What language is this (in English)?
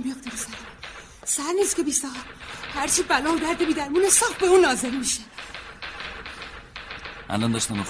Persian